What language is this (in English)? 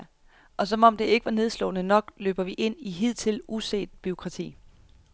Danish